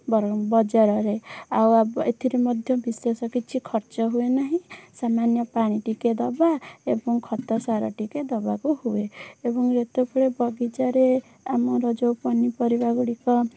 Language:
Odia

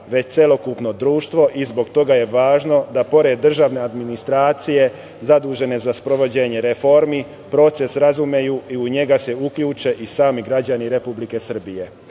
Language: Serbian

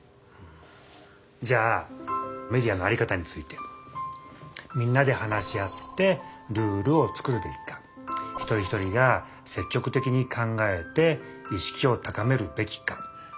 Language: Japanese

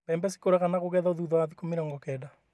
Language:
Kikuyu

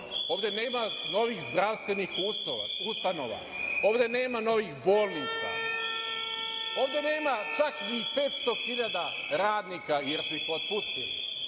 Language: Serbian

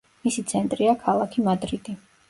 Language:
Georgian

